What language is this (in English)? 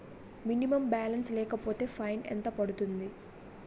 Telugu